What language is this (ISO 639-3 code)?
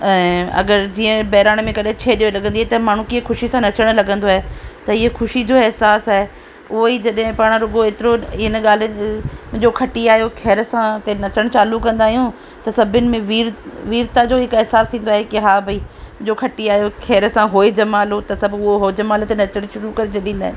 snd